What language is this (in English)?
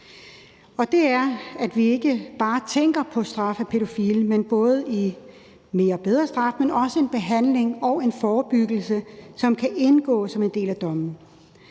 Danish